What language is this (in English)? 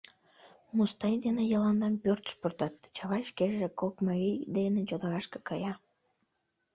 Mari